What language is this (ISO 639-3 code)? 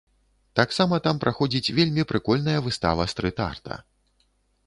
bel